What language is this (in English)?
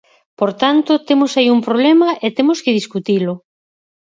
Galician